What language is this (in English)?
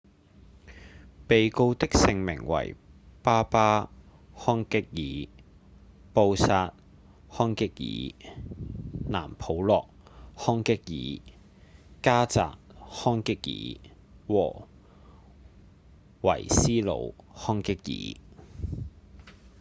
Cantonese